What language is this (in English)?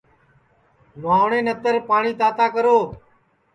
Sansi